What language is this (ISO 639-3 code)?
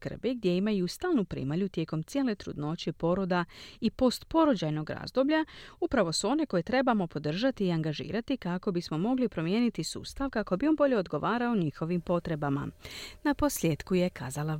hrv